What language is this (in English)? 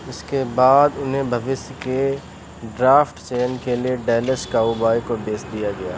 Hindi